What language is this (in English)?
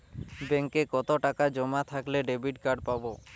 Bangla